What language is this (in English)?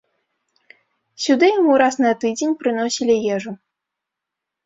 Belarusian